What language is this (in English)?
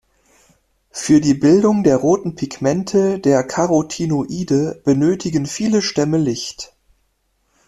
German